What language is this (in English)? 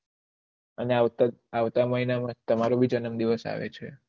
Gujarati